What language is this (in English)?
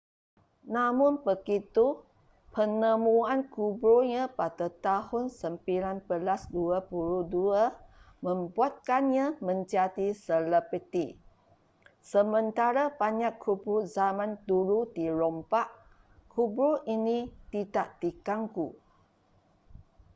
Malay